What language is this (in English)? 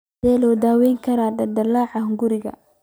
Somali